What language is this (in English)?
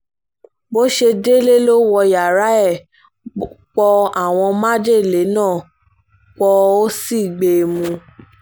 Yoruba